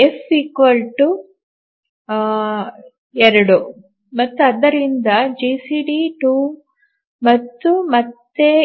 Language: Kannada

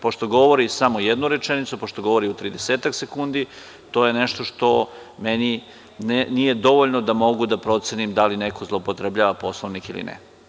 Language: Serbian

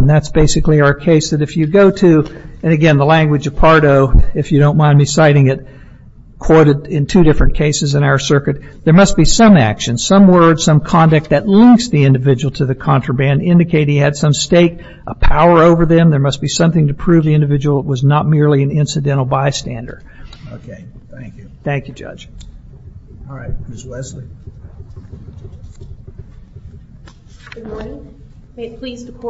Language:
English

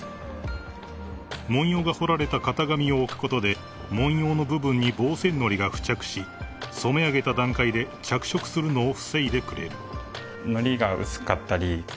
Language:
Japanese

